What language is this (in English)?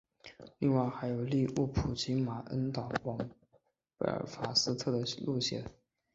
Chinese